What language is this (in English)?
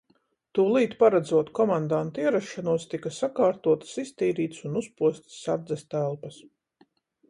Latvian